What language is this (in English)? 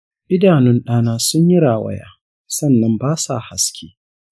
Hausa